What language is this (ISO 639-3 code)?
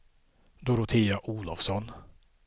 swe